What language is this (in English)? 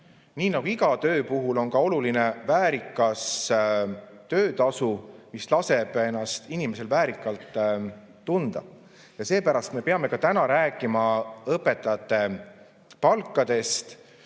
Estonian